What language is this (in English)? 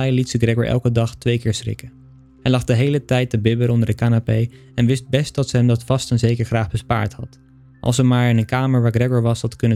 Dutch